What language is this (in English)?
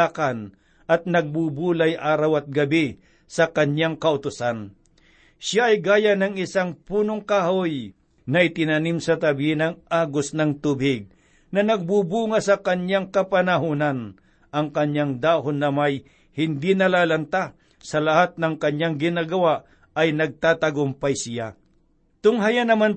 Filipino